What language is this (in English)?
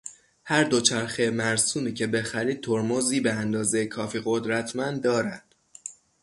Persian